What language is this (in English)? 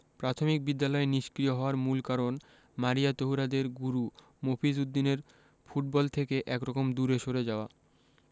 Bangla